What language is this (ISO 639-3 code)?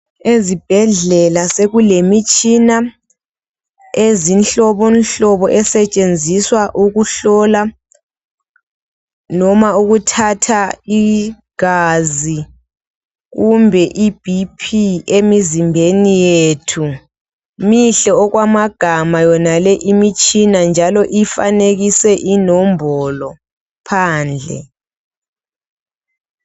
nde